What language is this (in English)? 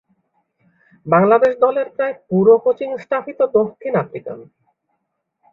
Bangla